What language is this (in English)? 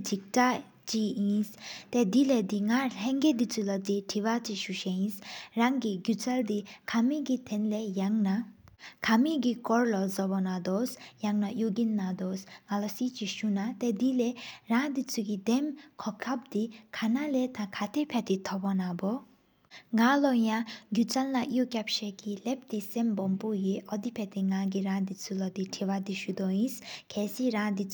Sikkimese